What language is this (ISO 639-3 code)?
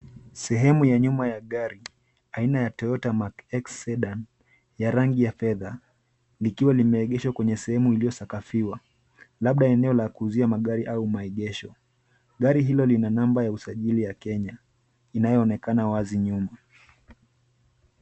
swa